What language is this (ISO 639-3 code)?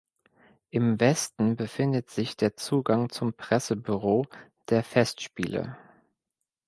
deu